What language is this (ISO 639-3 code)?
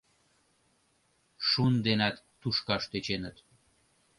chm